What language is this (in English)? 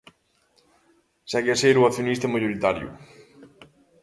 Galician